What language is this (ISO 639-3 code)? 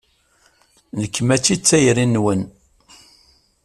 kab